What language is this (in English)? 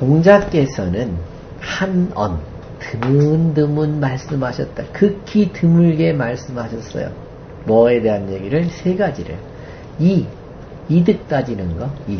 Korean